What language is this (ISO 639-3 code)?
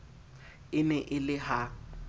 sot